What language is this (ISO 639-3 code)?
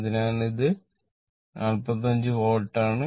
mal